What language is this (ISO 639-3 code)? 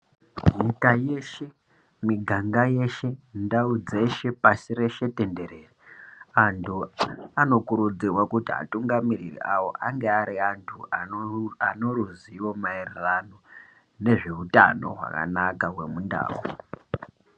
ndc